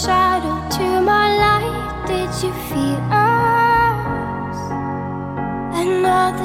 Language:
Chinese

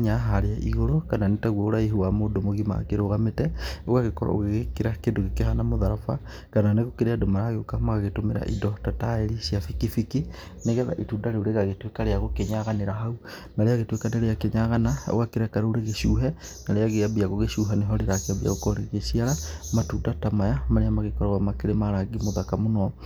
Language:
Kikuyu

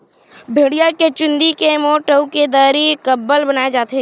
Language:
Chhattisgarhi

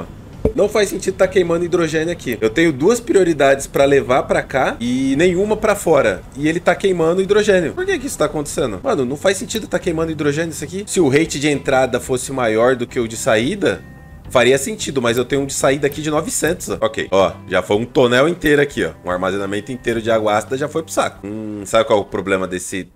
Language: Portuguese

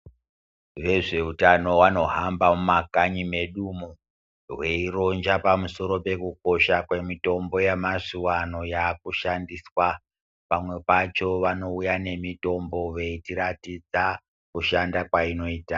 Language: Ndau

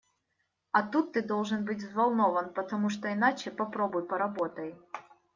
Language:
Russian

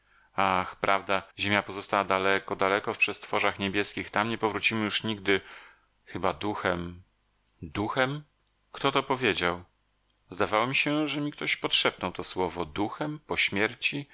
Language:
Polish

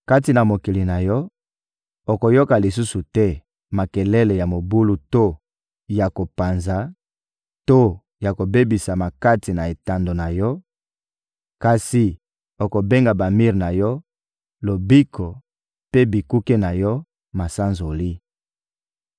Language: Lingala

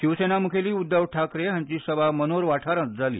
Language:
Konkani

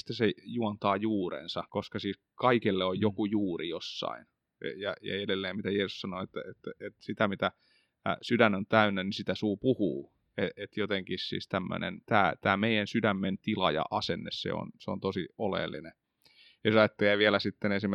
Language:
Finnish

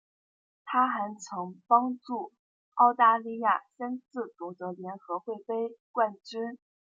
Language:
Chinese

